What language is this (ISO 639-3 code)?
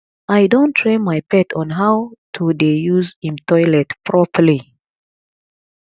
pcm